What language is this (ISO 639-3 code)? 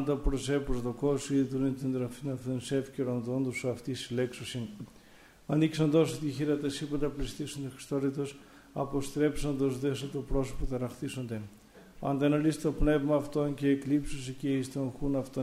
ell